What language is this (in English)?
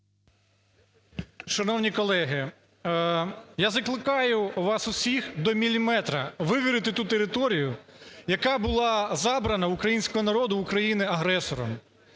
Ukrainian